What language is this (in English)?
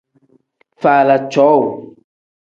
Tem